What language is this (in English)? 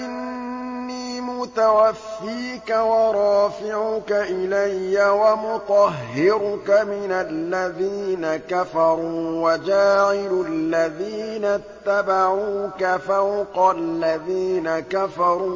Arabic